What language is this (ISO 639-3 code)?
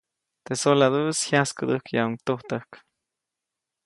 zoc